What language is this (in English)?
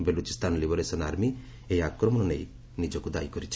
Odia